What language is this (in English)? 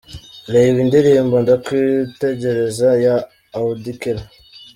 Kinyarwanda